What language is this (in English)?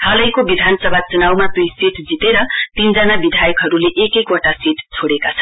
Nepali